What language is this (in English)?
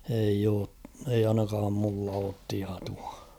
Finnish